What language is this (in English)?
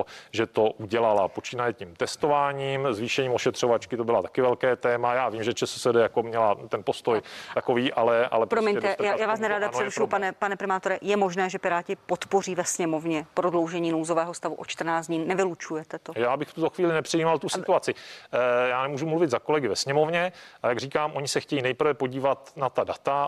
Czech